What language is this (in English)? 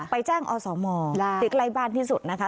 Thai